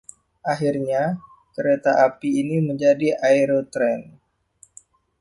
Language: Indonesian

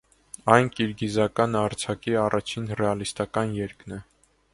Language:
Armenian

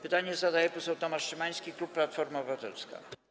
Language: Polish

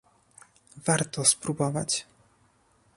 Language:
Polish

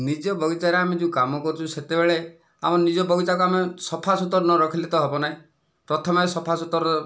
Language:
Odia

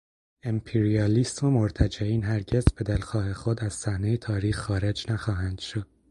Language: Persian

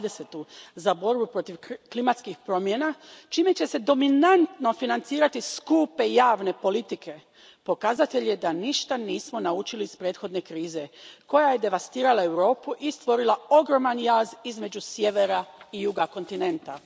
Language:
Croatian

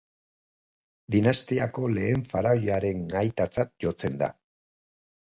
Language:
Basque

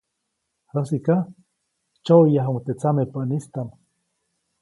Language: Copainalá Zoque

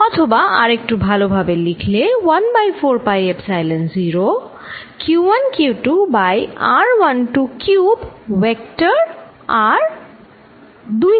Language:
Bangla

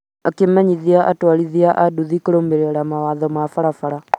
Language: Kikuyu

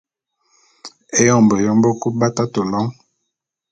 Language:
Bulu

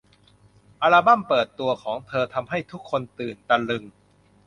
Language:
Thai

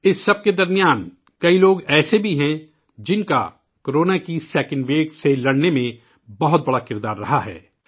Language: Urdu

